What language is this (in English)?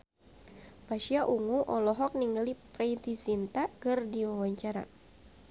Sundanese